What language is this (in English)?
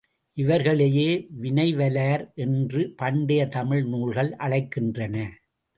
Tamil